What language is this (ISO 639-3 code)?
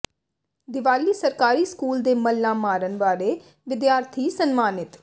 pan